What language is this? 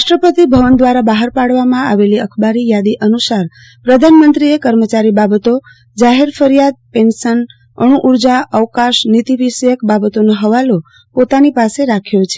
Gujarati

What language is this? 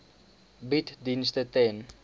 Afrikaans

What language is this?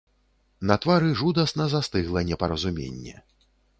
Belarusian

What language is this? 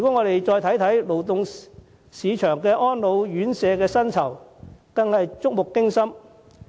Cantonese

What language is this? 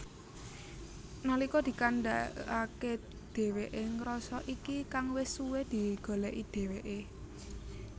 Javanese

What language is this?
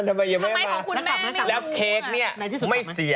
Thai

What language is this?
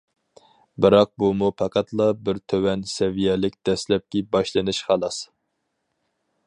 Uyghur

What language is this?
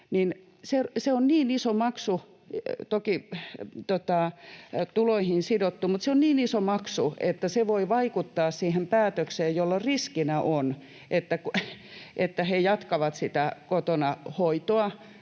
Finnish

